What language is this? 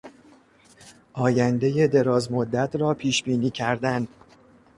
Persian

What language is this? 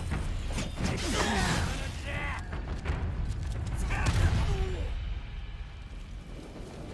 Japanese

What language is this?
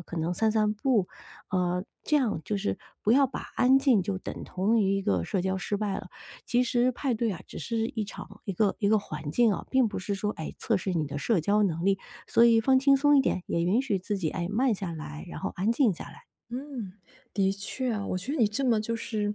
Chinese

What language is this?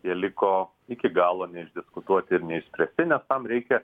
Lithuanian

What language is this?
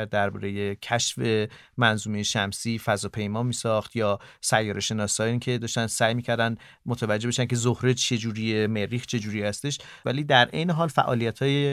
Persian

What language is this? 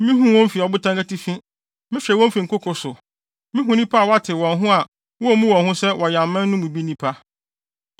Akan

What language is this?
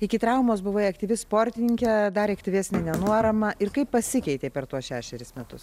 Lithuanian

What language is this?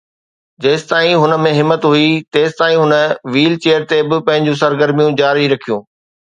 Sindhi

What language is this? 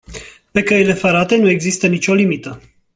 Romanian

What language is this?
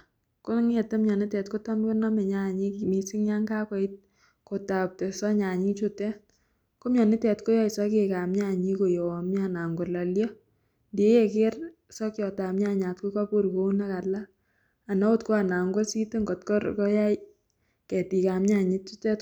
Kalenjin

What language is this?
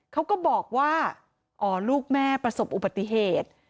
Thai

